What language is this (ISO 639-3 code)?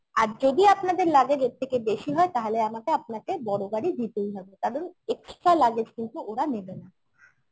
ben